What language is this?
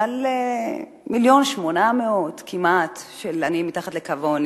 Hebrew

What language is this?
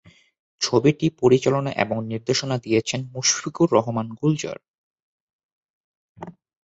Bangla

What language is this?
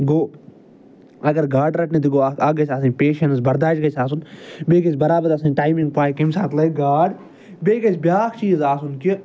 Kashmiri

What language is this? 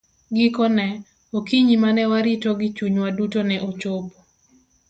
Luo (Kenya and Tanzania)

